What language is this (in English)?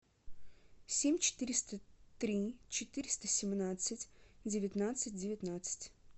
Russian